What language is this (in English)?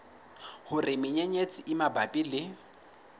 Southern Sotho